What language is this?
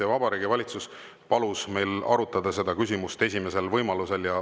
Estonian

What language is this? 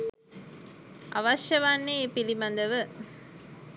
Sinhala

